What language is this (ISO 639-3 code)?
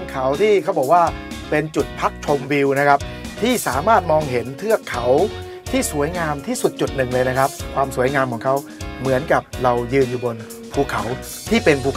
tha